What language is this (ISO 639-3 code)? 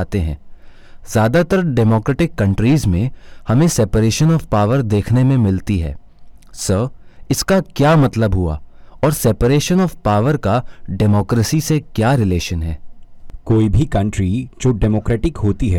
hin